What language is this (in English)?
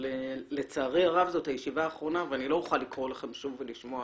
Hebrew